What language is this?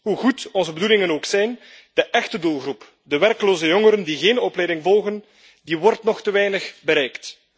Dutch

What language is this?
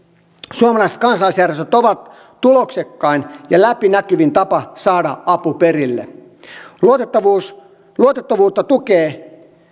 Finnish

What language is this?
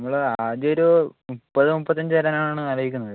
Malayalam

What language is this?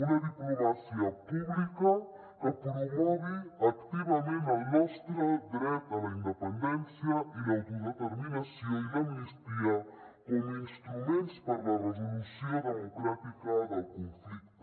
Catalan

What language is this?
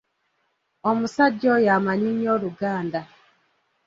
Ganda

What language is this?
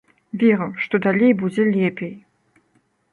Belarusian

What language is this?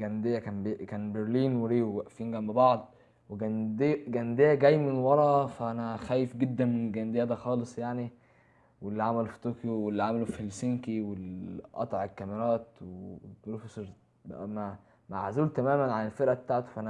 Arabic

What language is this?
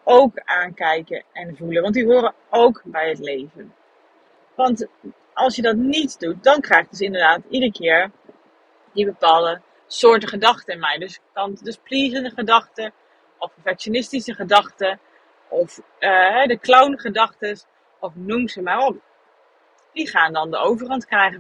Dutch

